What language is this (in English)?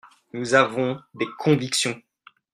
French